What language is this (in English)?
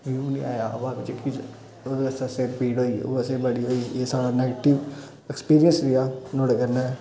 Dogri